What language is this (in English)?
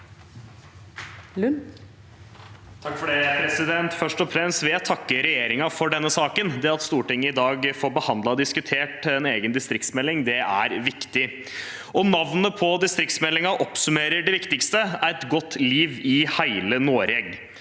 Norwegian